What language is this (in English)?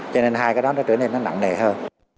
Vietnamese